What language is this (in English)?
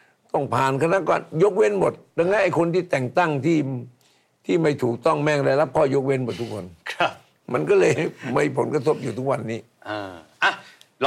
Thai